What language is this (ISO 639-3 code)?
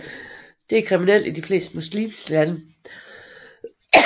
dan